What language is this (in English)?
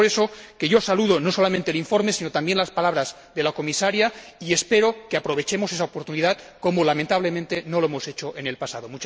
Spanish